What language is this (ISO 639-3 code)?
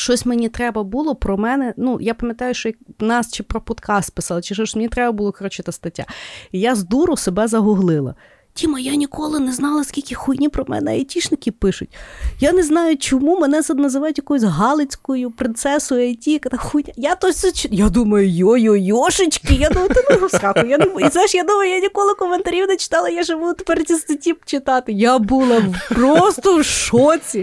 ukr